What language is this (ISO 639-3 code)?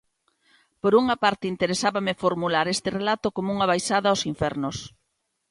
glg